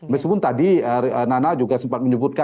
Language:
Indonesian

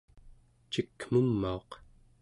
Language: Central Yupik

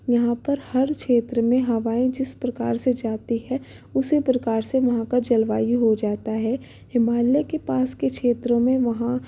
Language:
Hindi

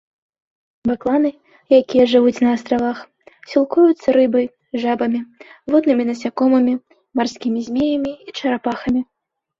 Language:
Belarusian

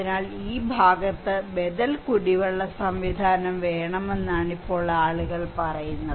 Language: Malayalam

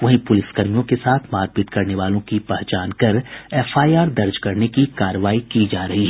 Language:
Hindi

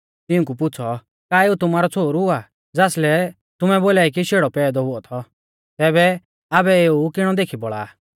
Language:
Mahasu Pahari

